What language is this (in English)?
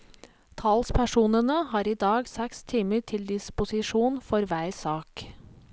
Norwegian